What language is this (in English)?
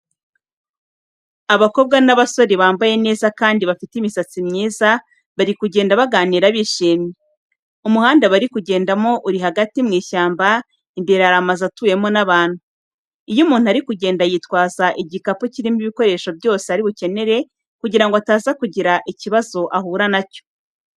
Kinyarwanda